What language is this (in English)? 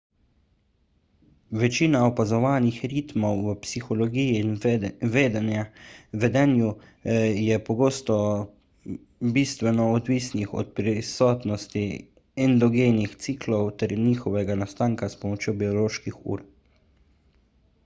Slovenian